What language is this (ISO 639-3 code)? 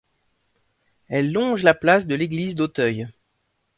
fra